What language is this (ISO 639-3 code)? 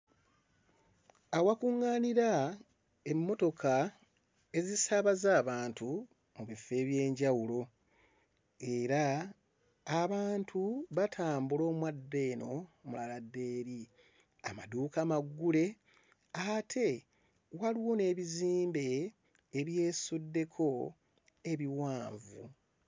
lug